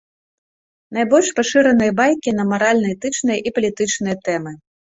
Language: Belarusian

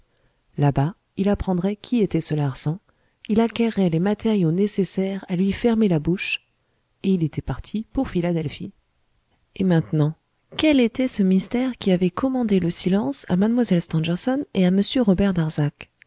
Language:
French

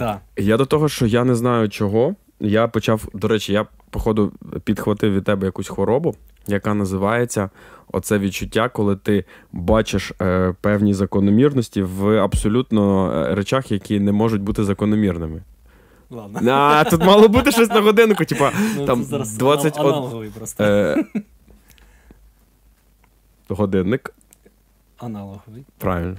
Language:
Ukrainian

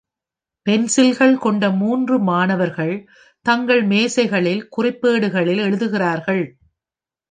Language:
Tamil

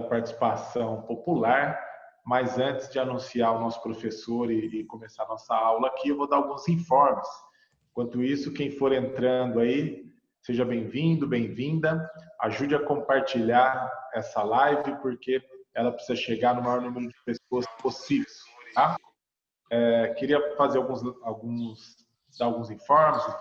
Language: Portuguese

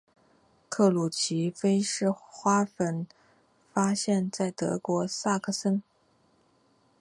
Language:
Chinese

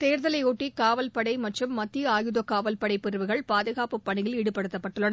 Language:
Tamil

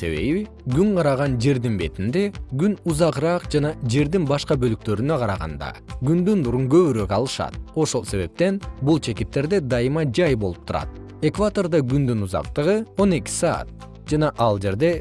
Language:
Kyrgyz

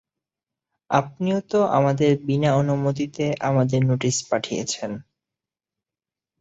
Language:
Bangla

